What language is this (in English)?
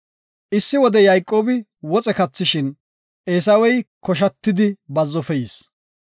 Gofa